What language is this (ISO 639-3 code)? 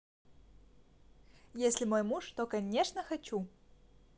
rus